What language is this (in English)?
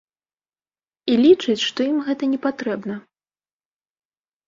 Belarusian